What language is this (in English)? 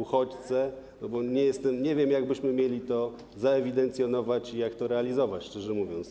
Polish